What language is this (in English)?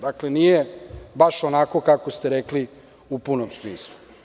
Serbian